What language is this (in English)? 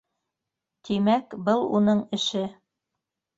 Bashkir